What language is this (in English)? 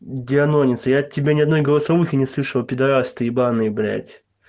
Russian